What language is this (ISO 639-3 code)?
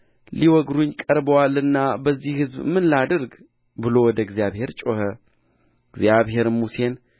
amh